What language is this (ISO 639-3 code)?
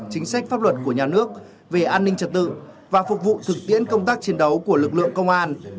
vie